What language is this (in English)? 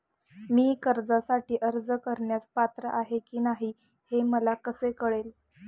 Marathi